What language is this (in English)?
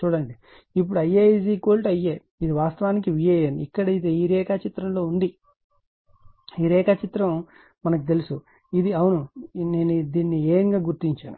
Telugu